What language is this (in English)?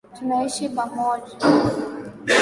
Swahili